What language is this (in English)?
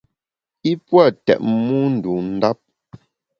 Bamun